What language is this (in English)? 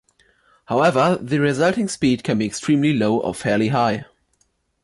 English